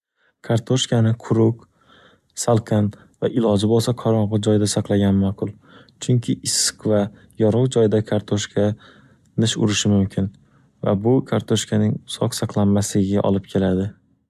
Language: Uzbek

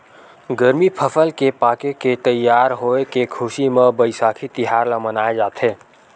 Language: Chhattisgarhi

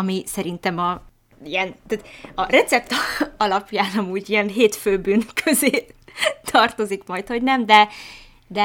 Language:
Hungarian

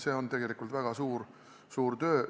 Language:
Estonian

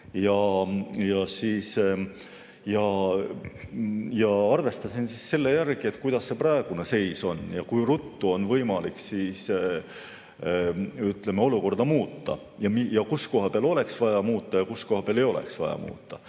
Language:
Estonian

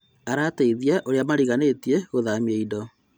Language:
Kikuyu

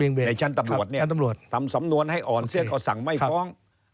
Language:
Thai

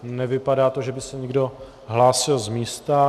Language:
Czech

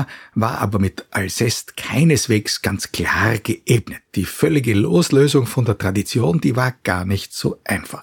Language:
German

